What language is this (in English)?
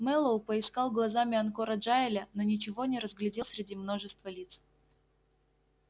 Russian